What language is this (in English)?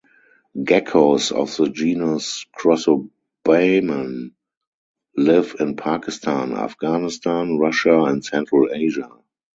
English